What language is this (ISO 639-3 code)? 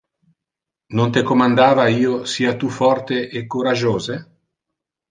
ina